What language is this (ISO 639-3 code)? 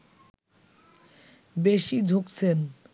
ben